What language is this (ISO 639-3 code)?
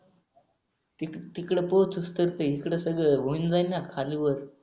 mar